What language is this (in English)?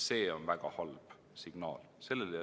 Estonian